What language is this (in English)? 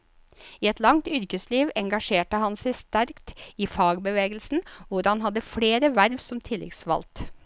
Norwegian